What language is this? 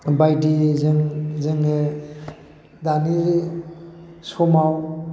Bodo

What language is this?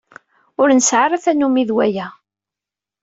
Kabyle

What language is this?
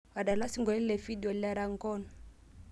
Masai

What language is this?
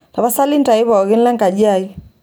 Masai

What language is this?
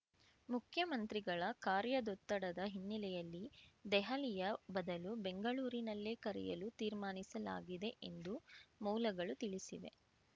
Kannada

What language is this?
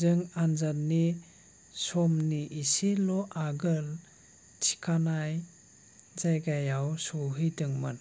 Bodo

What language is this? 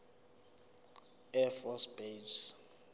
Zulu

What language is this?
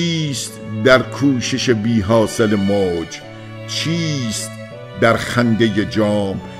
Persian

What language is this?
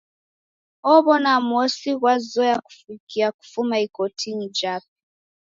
Taita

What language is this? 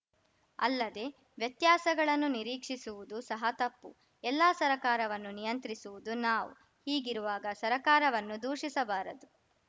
Kannada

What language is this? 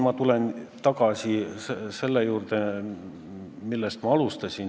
Estonian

